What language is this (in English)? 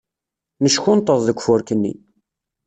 Kabyle